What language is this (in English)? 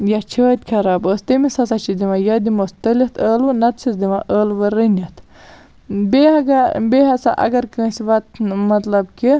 Kashmiri